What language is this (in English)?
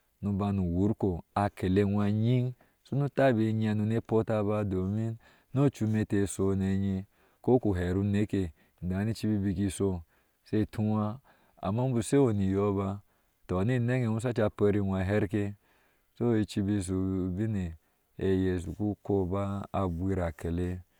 Ashe